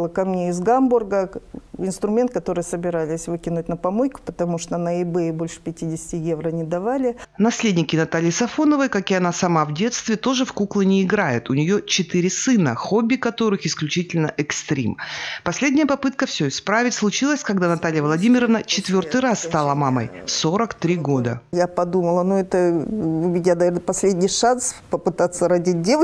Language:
Russian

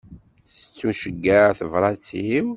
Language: Kabyle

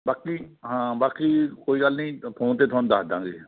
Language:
Punjabi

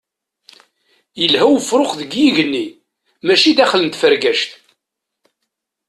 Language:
Kabyle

